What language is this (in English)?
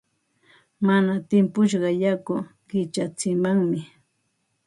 Ambo-Pasco Quechua